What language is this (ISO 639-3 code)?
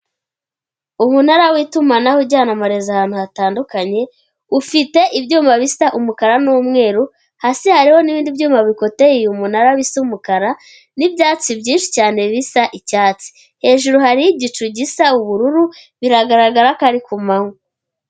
kin